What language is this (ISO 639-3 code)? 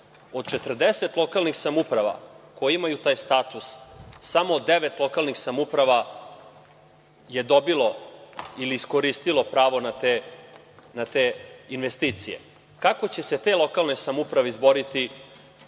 srp